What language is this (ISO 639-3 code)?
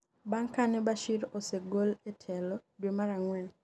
luo